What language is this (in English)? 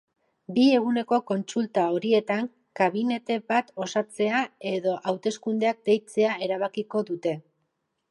Basque